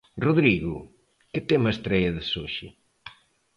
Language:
Galician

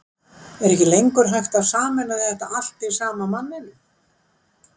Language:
Icelandic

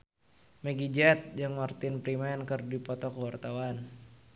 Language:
Sundanese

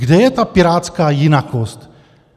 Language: Czech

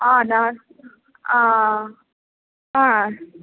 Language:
Sanskrit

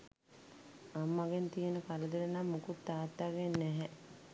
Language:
Sinhala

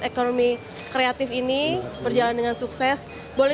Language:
Indonesian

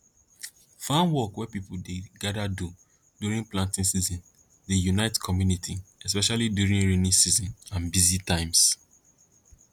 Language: Nigerian Pidgin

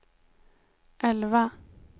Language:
Swedish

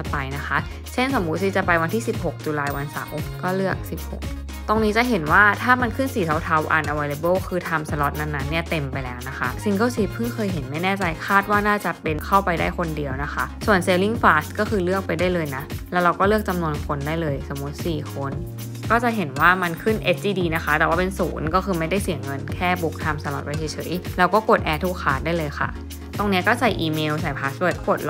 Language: Thai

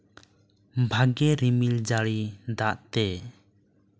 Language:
Santali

